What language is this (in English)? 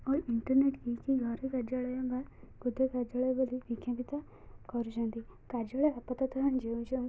Odia